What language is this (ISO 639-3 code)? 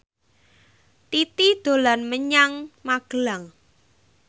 jav